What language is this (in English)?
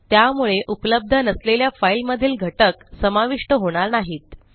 Marathi